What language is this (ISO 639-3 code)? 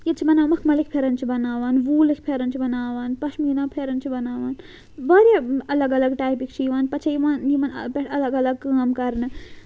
kas